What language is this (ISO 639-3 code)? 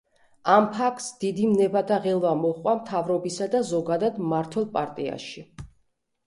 kat